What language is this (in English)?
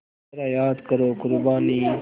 Hindi